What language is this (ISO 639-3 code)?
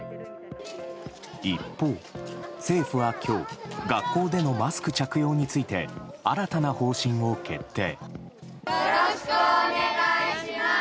jpn